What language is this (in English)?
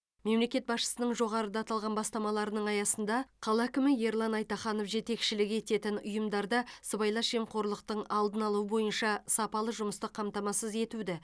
Kazakh